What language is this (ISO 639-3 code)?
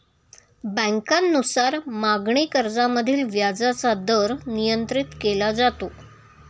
mar